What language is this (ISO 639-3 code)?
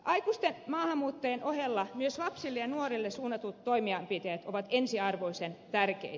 fin